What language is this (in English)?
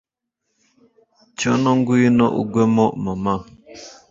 Kinyarwanda